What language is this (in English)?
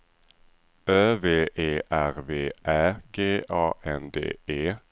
Swedish